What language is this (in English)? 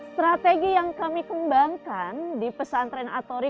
Indonesian